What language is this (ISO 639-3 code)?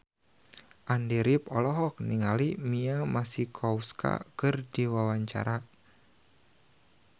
sun